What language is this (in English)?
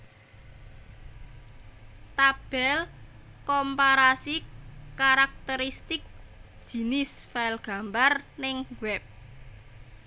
Javanese